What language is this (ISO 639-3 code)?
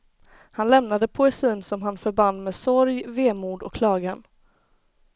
swe